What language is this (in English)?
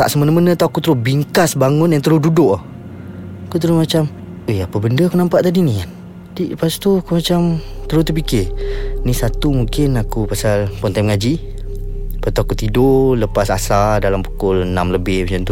Malay